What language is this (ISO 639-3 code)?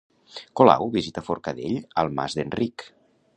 cat